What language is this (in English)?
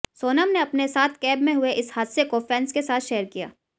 Hindi